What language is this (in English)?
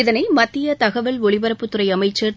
Tamil